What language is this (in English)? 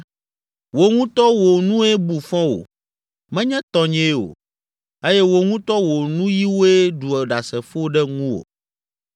Ewe